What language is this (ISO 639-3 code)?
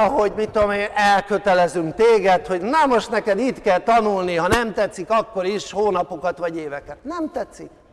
hun